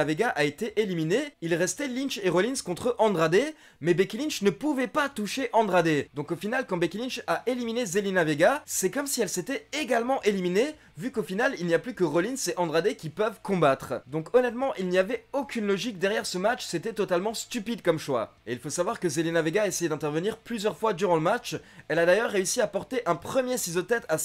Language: French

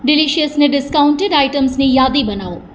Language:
Gujarati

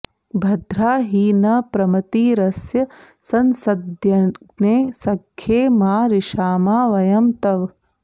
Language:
Sanskrit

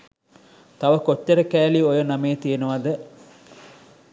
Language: Sinhala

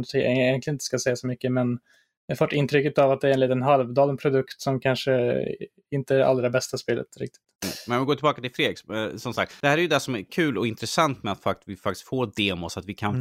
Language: Swedish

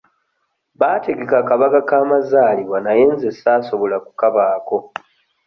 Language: Ganda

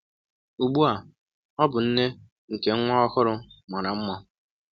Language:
Igbo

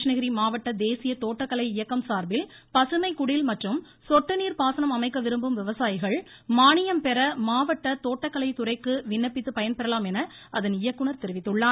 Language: Tamil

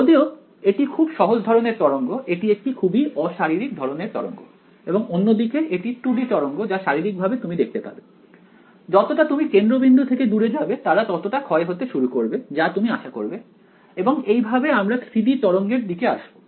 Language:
Bangla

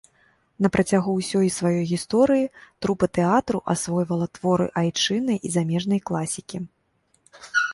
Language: Belarusian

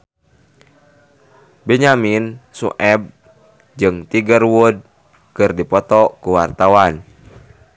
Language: Sundanese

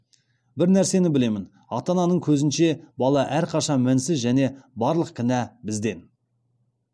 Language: Kazakh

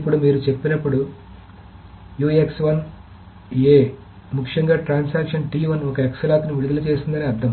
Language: Telugu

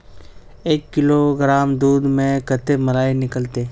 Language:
Magahi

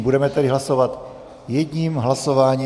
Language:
Czech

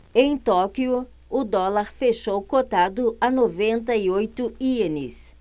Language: Portuguese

